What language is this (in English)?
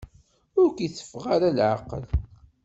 Kabyle